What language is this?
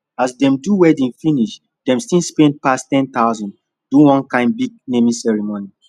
Nigerian Pidgin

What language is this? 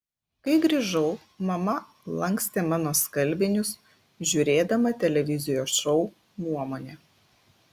Lithuanian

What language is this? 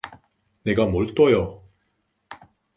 Korean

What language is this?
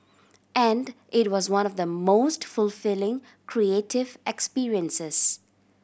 English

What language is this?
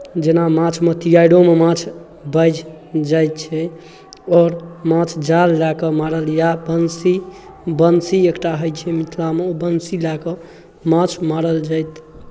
Maithili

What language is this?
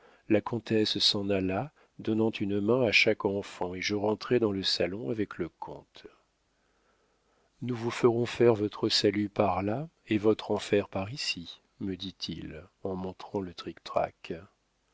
French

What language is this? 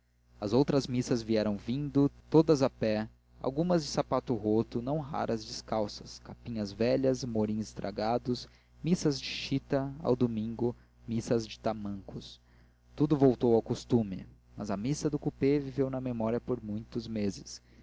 Portuguese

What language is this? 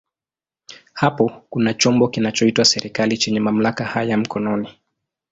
Swahili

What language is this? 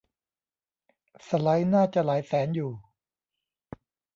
Thai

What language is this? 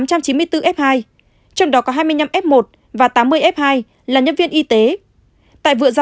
Vietnamese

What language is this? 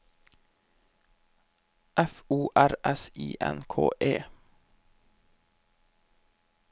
Norwegian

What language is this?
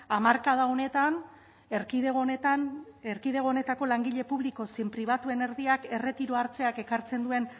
Basque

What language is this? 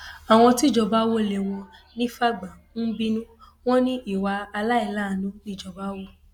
Yoruba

